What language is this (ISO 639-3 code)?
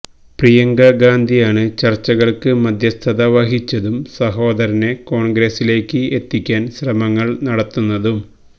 mal